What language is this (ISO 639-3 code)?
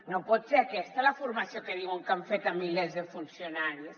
cat